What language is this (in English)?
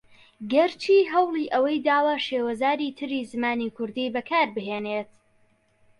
Central Kurdish